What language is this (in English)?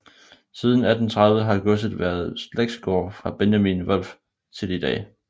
Danish